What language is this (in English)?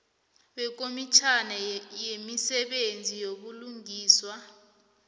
South Ndebele